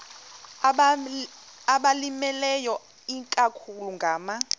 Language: Xhosa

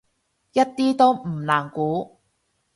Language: Cantonese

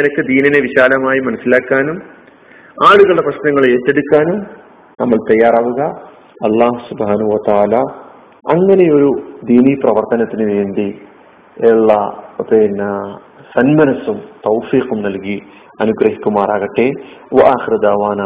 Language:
Malayalam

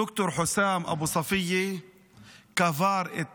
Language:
Hebrew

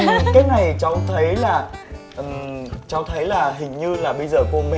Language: Vietnamese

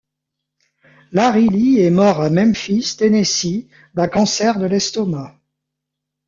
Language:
French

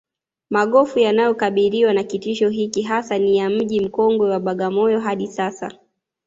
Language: Swahili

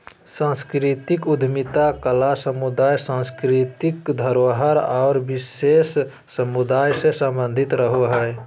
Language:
Magahi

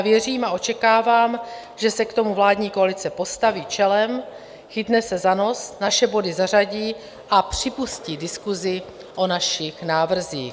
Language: Czech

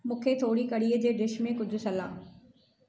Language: Sindhi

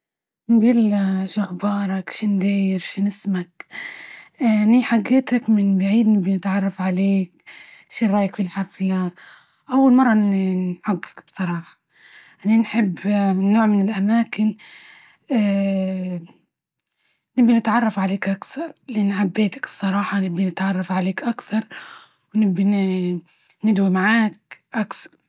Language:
Libyan Arabic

